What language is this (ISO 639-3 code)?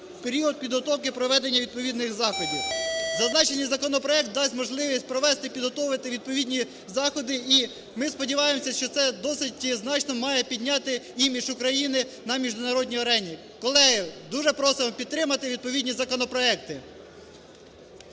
ukr